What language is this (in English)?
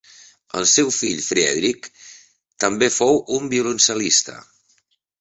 Catalan